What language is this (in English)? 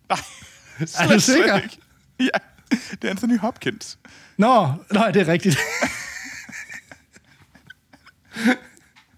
Danish